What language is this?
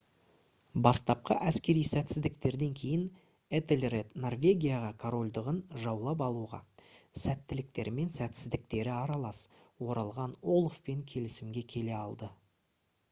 Kazakh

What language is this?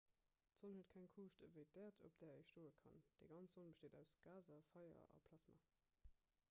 Luxembourgish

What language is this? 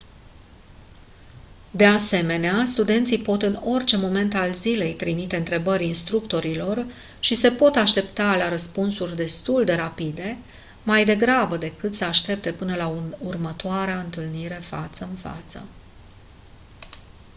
Romanian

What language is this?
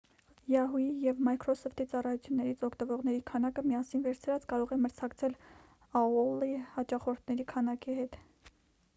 Armenian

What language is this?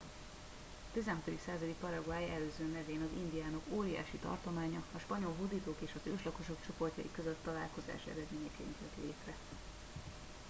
Hungarian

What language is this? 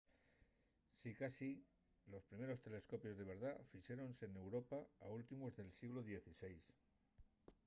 Asturian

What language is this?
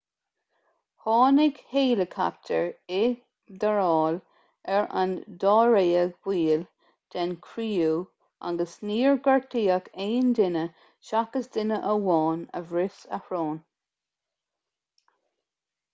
Irish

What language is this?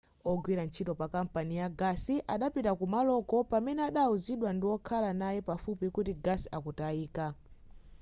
Nyanja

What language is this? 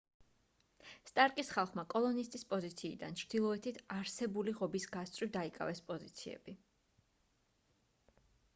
Georgian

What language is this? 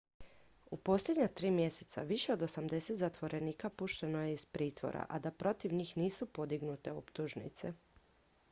Croatian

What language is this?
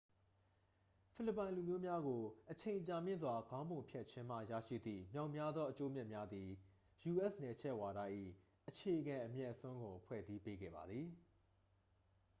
Burmese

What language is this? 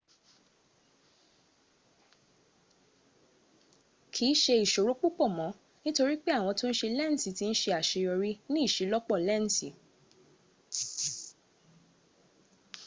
Yoruba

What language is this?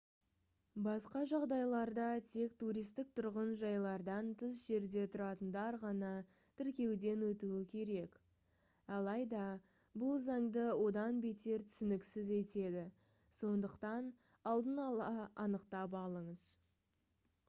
Kazakh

